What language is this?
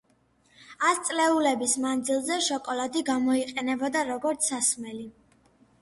Georgian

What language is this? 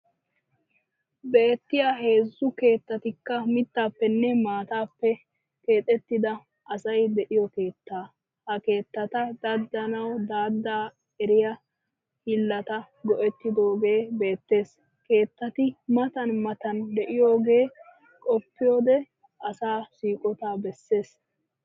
Wolaytta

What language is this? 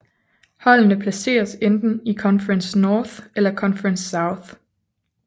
Danish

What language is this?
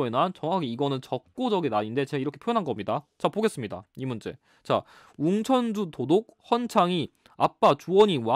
Korean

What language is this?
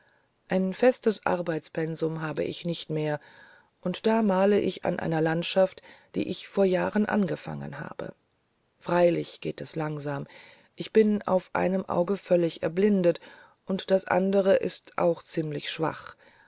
German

